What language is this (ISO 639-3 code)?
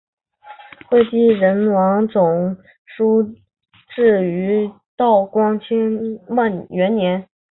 zho